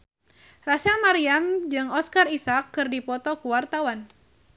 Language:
Sundanese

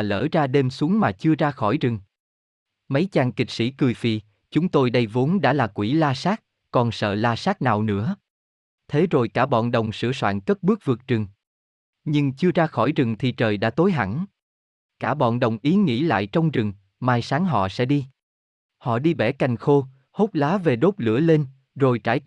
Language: Vietnamese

